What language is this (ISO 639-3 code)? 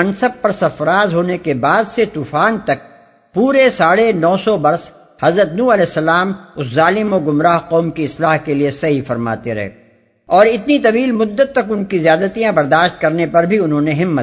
urd